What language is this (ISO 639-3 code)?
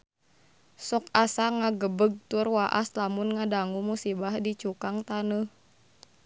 sun